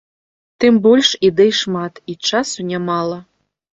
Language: Belarusian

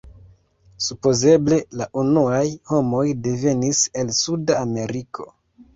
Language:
Esperanto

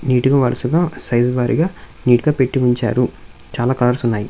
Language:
Telugu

